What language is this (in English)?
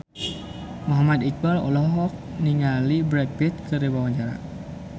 Sundanese